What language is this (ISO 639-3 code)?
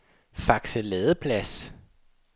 dan